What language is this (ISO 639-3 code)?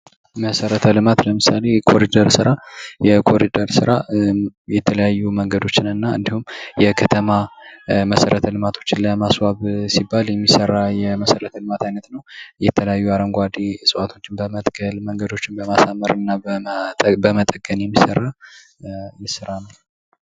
amh